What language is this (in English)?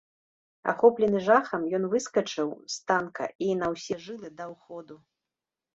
Belarusian